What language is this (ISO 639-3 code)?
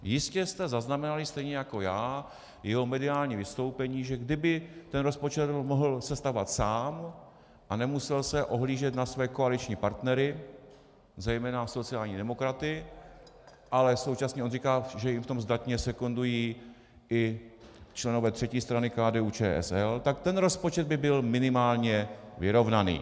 ces